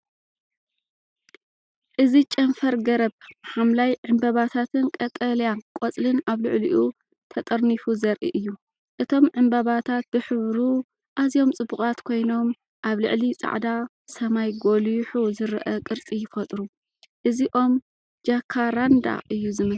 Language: Tigrinya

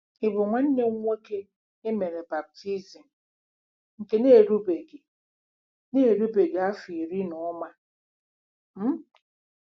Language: Igbo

